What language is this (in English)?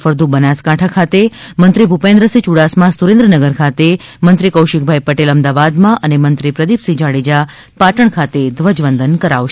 Gujarati